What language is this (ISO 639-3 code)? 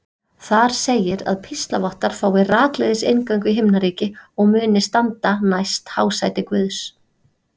isl